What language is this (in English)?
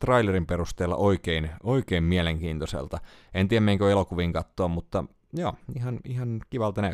Finnish